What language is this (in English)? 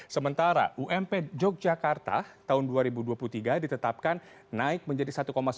Indonesian